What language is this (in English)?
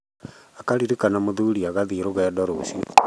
Kikuyu